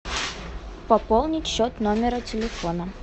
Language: Russian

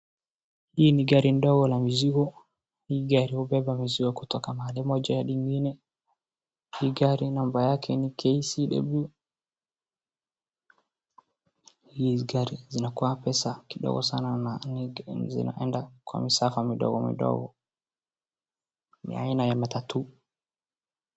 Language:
Swahili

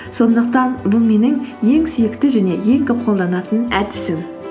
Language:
Kazakh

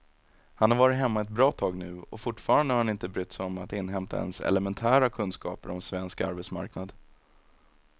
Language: Swedish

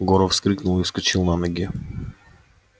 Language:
Russian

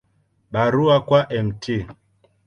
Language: Swahili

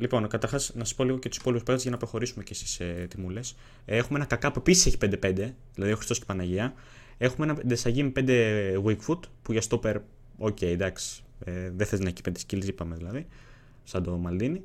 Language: Greek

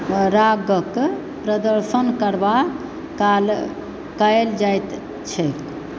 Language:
Maithili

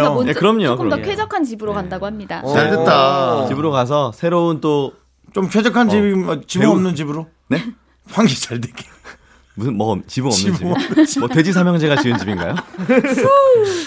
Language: Korean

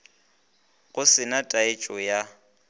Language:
Northern Sotho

